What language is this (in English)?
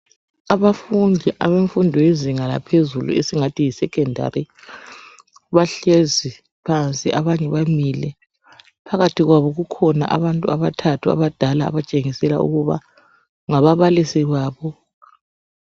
North Ndebele